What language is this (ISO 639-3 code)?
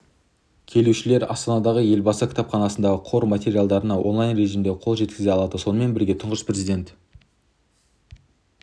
kaz